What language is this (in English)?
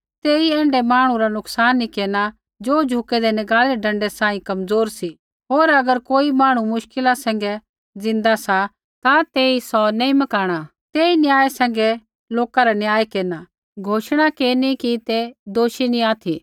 Kullu Pahari